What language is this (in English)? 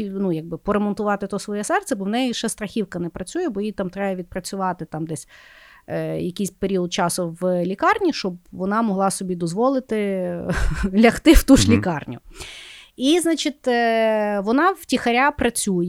Ukrainian